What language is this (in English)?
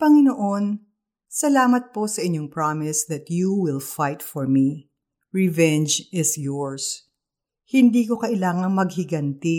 Filipino